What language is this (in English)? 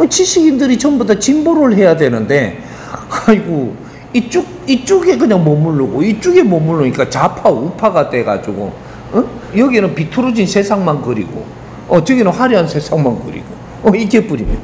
Korean